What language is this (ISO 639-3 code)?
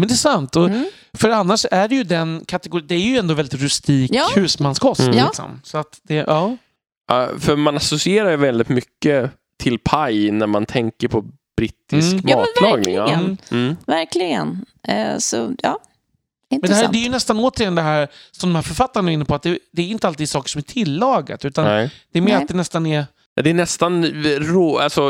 swe